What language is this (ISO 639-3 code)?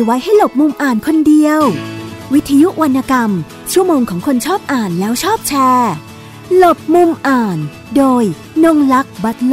tha